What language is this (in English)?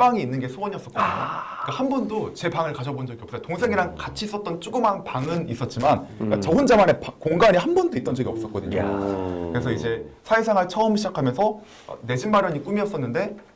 Korean